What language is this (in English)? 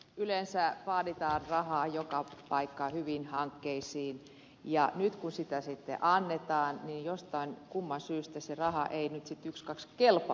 Finnish